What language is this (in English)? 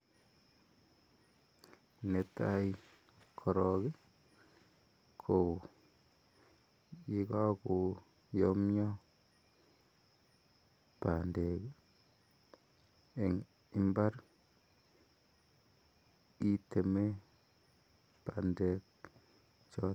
Kalenjin